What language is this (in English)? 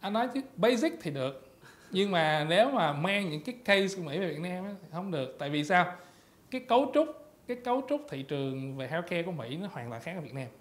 Vietnamese